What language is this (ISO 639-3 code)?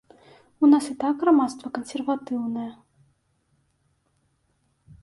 bel